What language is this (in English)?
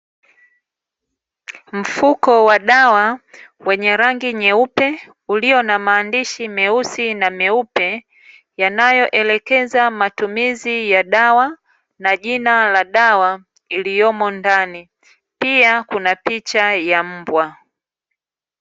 Swahili